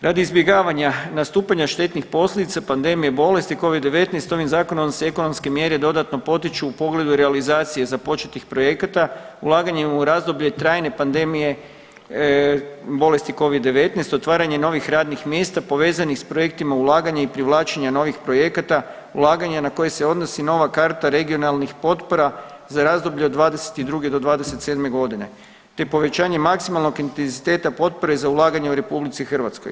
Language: Croatian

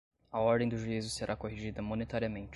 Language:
Portuguese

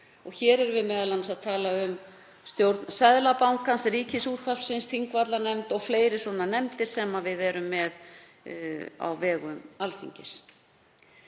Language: Icelandic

